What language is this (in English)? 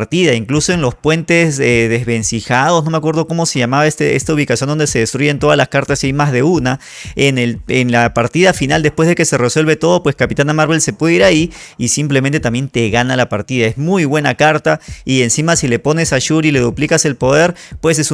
Spanish